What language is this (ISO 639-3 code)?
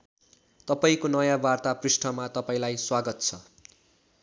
nep